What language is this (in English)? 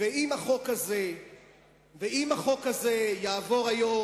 Hebrew